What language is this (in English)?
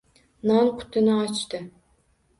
Uzbek